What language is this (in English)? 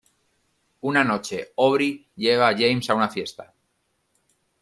Spanish